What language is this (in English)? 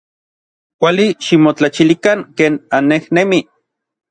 Orizaba Nahuatl